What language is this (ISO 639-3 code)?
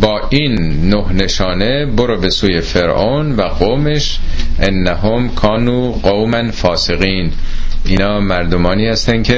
fas